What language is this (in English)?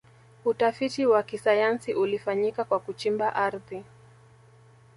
Swahili